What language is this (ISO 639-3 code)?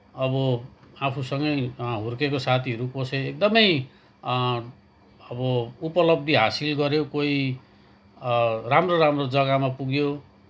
nep